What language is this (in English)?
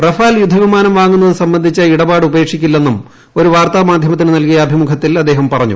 Malayalam